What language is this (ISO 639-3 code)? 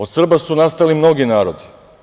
srp